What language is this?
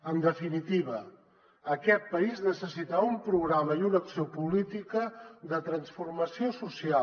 Catalan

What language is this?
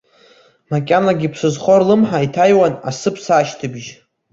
Abkhazian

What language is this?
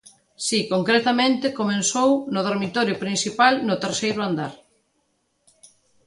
Galician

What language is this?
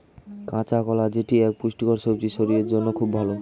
Bangla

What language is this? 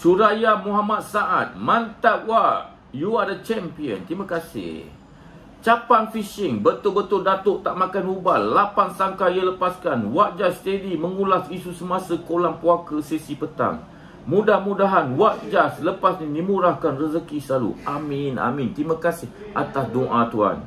Malay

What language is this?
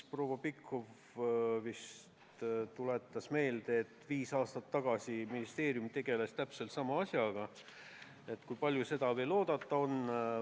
Estonian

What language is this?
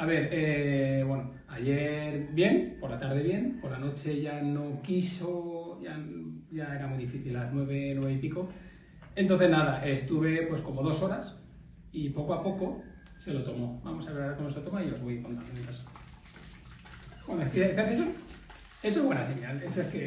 Spanish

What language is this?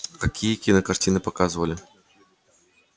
Russian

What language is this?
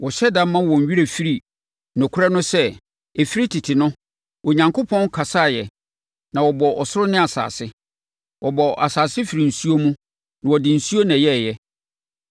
Akan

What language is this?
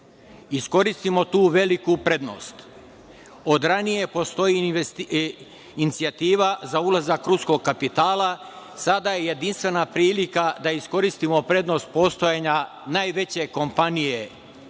Serbian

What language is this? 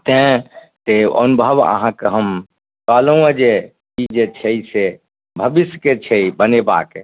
Maithili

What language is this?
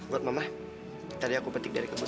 Indonesian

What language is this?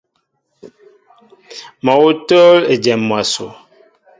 Mbo (Cameroon)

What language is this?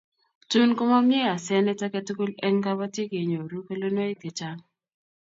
Kalenjin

